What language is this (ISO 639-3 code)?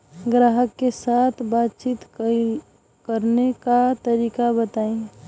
bho